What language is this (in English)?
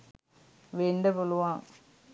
Sinhala